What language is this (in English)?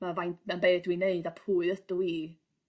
Welsh